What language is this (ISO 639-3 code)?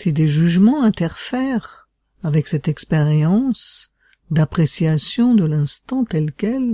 fra